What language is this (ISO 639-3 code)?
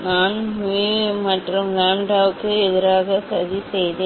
tam